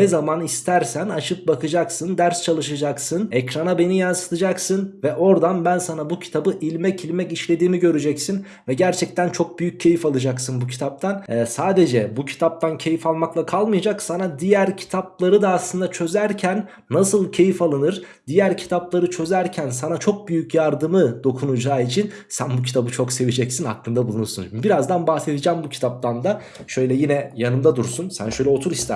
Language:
Turkish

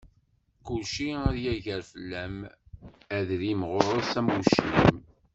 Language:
Kabyle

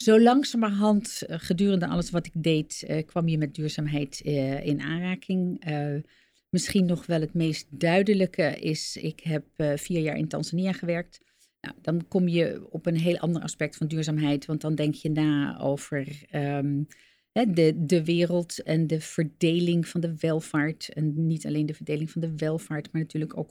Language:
Dutch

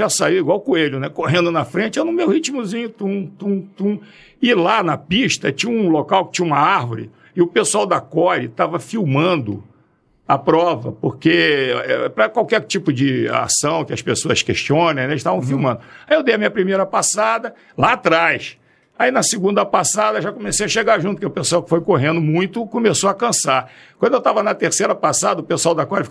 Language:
Portuguese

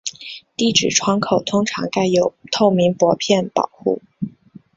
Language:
Chinese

